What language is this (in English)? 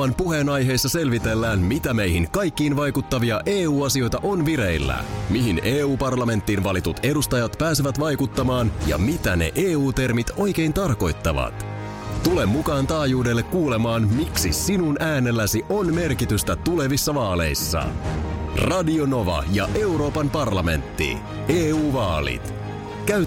Finnish